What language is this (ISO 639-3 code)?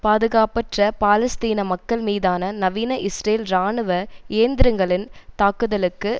tam